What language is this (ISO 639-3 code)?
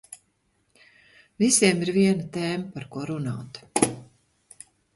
lav